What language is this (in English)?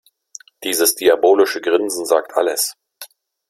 German